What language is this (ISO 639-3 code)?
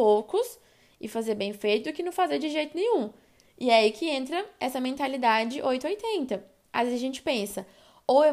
por